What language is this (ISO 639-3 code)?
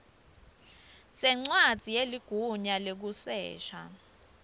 ssw